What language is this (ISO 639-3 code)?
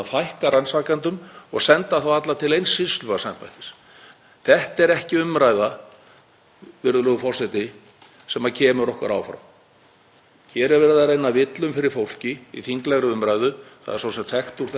isl